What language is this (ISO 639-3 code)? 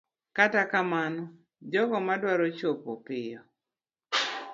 luo